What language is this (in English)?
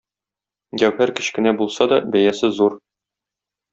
Tatar